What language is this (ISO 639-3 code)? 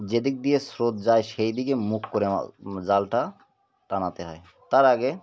ben